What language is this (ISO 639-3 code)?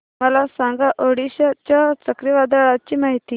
mar